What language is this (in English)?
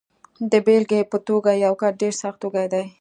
Pashto